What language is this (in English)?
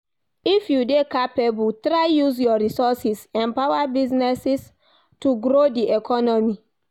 Nigerian Pidgin